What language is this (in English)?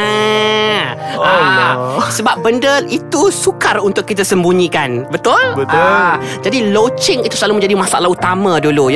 Malay